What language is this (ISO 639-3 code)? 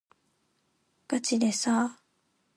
jpn